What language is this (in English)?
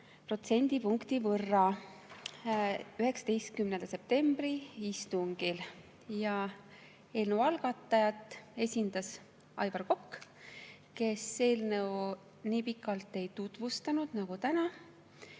Estonian